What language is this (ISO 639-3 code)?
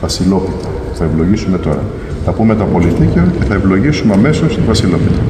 ell